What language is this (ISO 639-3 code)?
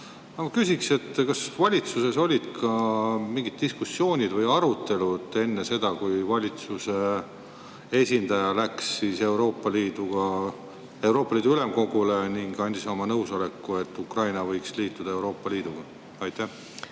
est